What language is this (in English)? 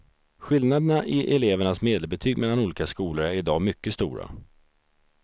Swedish